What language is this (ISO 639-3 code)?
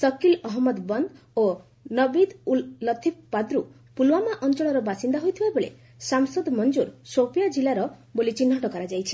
ori